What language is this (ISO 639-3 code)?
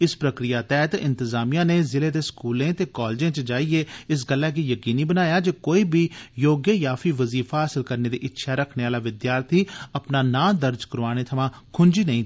doi